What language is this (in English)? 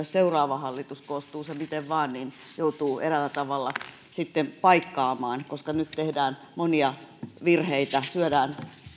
Finnish